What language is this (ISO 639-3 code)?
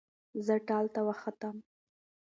pus